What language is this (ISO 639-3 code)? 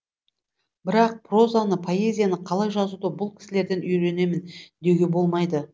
kaz